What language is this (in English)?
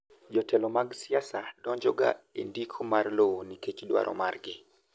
Luo (Kenya and Tanzania)